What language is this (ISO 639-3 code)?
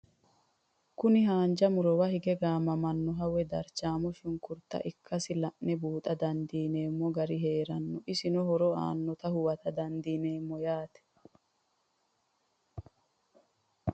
sid